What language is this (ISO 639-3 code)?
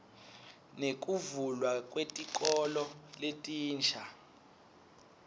ssw